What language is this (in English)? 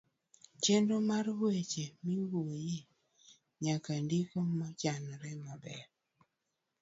Luo (Kenya and Tanzania)